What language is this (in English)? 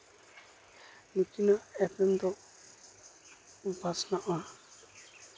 Santali